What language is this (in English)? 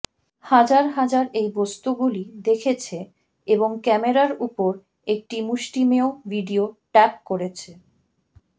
Bangla